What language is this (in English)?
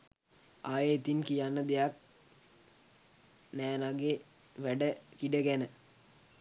Sinhala